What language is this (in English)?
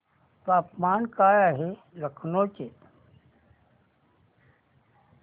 Marathi